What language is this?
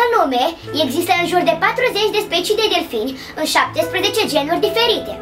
Romanian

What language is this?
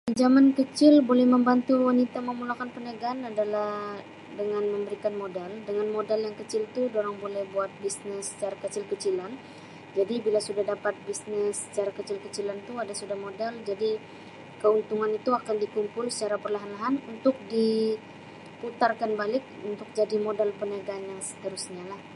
Sabah Malay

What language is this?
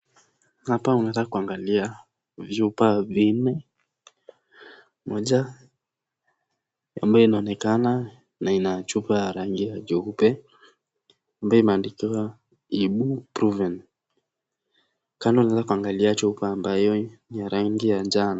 Swahili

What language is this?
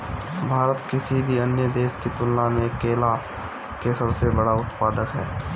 Bhojpuri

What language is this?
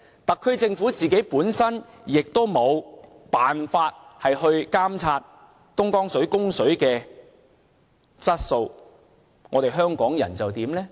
Cantonese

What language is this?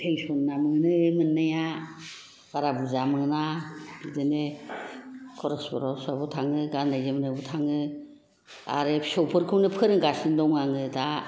Bodo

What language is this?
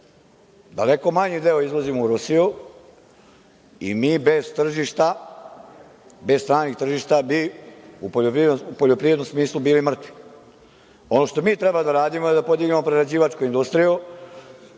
Serbian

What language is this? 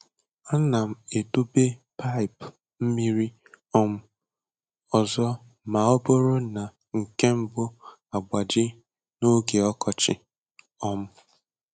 Igbo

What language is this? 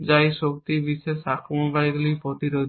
Bangla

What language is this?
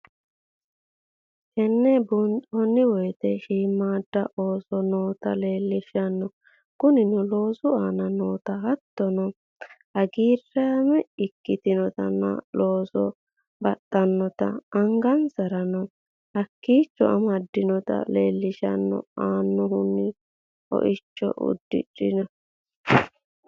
Sidamo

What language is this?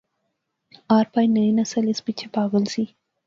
Pahari-Potwari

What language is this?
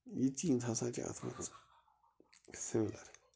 Kashmiri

